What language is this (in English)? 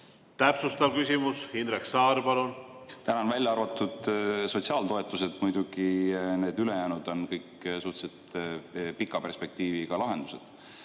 Estonian